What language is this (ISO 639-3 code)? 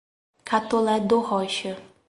por